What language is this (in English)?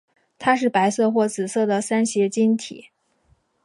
Chinese